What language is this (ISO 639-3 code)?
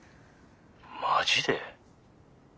jpn